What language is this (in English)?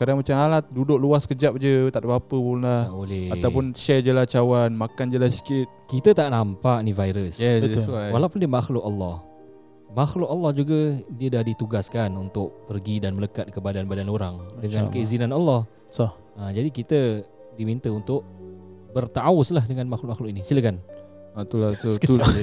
Malay